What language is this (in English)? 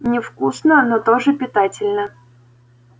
Russian